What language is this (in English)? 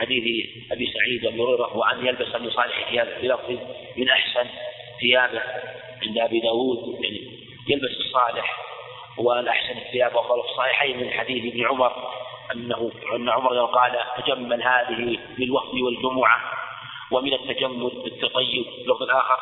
Arabic